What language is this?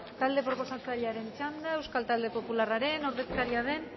Basque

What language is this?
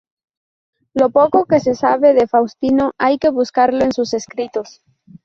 Spanish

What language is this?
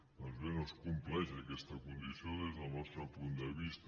Catalan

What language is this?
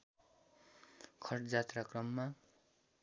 Nepali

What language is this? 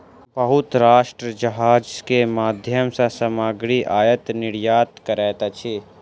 Maithili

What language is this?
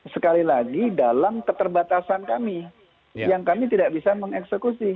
Indonesian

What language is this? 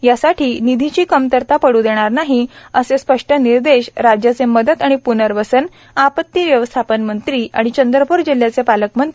Marathi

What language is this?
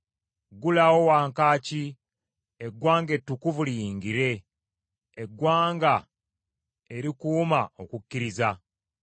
Ganda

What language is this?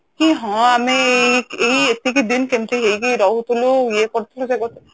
Odia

